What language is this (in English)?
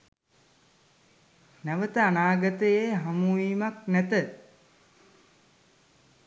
Sinhala